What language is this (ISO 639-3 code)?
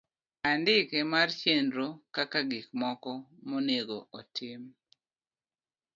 luo